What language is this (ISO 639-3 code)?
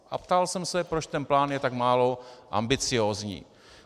ces